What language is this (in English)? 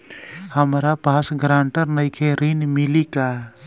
Bhojpuri